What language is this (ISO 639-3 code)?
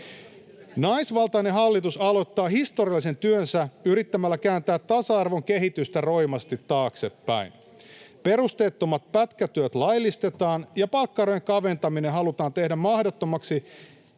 fin